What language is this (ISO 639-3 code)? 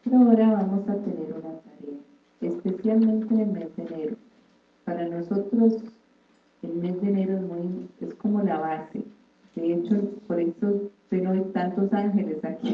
spa